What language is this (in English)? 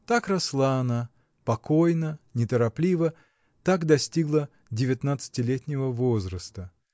Russian